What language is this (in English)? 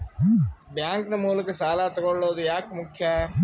Kannada